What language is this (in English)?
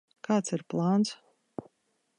Latvian